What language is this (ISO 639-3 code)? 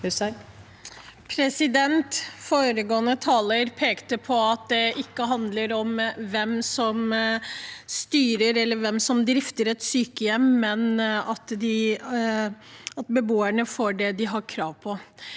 nor